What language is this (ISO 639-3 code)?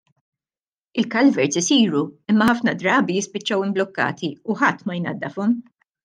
mlt